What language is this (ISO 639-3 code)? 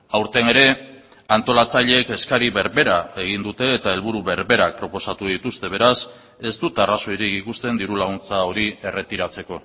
eus